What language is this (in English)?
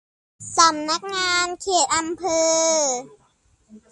Thai